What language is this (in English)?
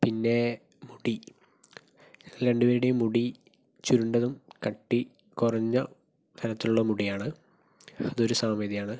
Malayalam